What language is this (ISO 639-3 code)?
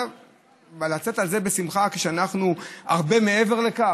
heb